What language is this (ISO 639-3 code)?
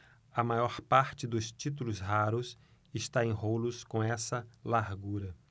por